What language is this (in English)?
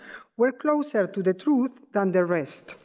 English